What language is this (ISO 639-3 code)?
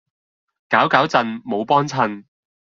yue